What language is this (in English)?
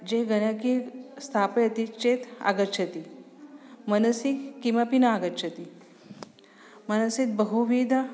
Sanskrit